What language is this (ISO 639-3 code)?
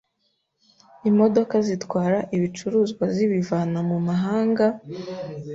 kin